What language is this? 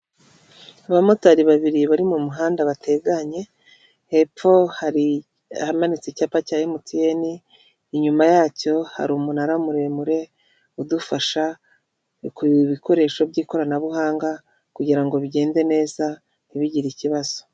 Kinyarwanda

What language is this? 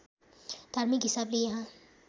Nepali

